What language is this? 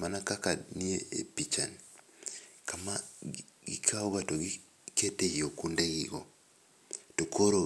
Luo (Kenya and Tanzania)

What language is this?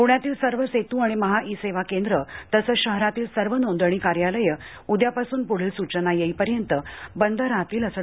Marathi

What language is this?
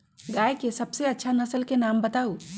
Magahi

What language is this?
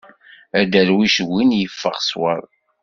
Kabyle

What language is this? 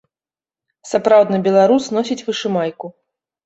Belarusian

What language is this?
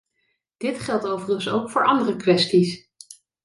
Dutch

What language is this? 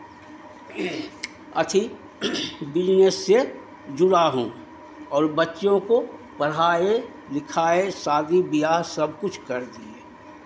Hindi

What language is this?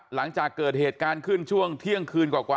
Thai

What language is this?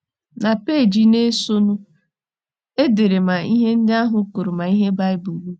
Igbo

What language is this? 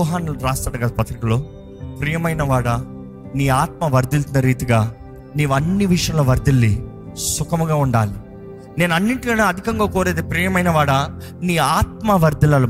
Telugu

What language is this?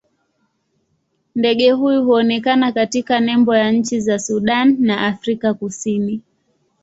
Swahili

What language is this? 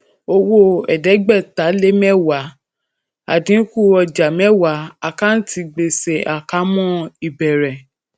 Yoruba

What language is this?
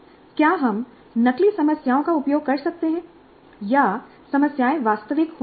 Hindi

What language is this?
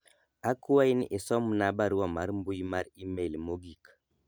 Luo (Kenya and Tanzania)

